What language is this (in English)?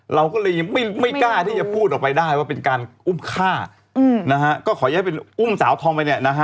Thai